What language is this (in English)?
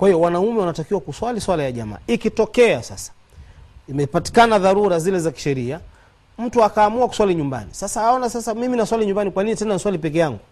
Swahili